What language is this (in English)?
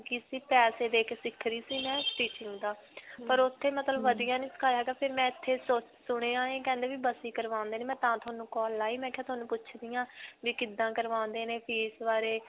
Punjabi